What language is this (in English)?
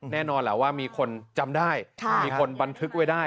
Thai